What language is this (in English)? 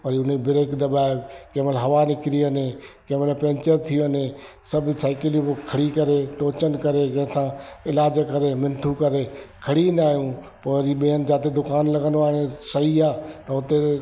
Sindhi